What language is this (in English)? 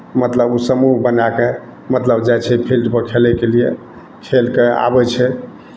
Maithili